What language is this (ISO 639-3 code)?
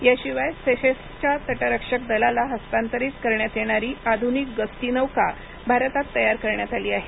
mar